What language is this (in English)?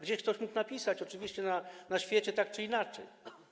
Polish